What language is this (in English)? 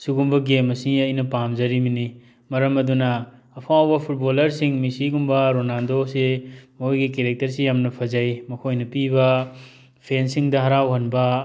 Manipuri